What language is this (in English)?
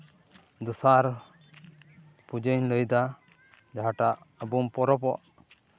Santali